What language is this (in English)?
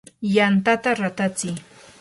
Yanahuanca Pasco Quechua